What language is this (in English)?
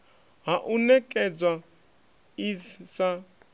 Venda